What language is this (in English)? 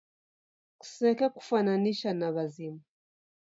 Taita